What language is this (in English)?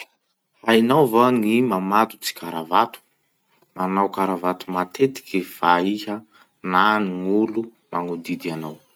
Masikoro Malagasy